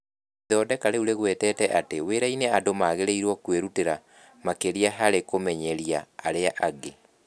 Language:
Kikuyu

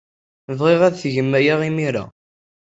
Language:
Kabyle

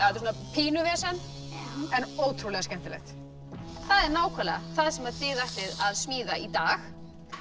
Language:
Icelandic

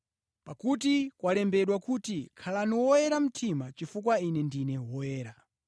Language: Nyanja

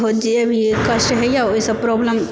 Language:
Maithili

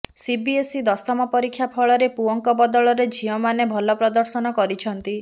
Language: Odia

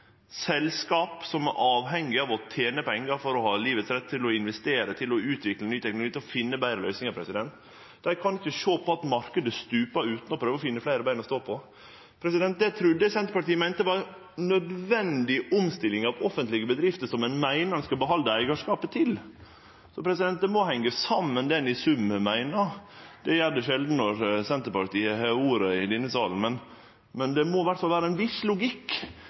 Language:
Norwegian Nynorsk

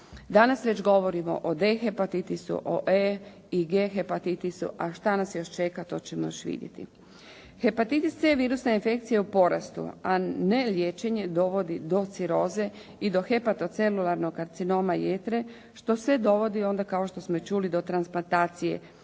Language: Croatian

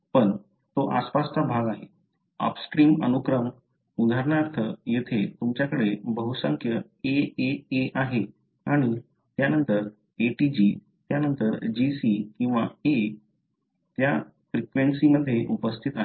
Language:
Marathi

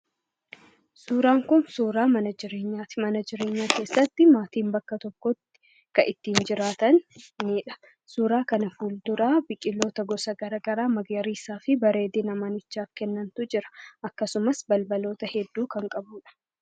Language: Oromo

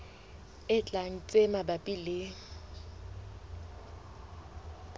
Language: Southern Sotho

